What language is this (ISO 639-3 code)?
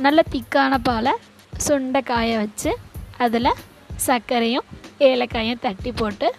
tam